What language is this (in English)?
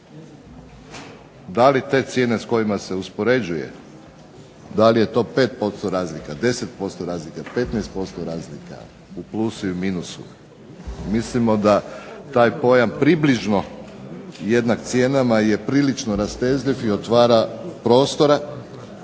Croatian